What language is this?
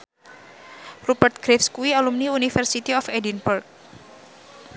Javanese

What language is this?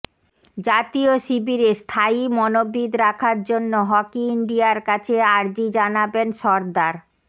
Bangla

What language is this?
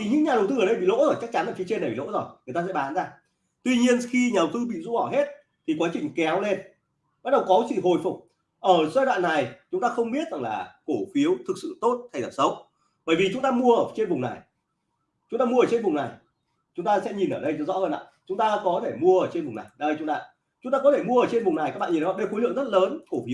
Vietnamese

